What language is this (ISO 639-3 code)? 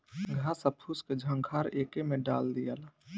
bho